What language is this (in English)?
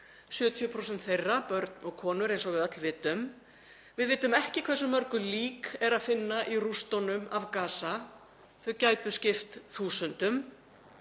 Icelandic